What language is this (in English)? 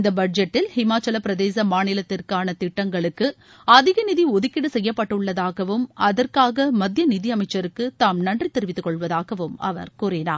Tamil